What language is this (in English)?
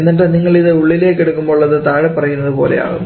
Malayalam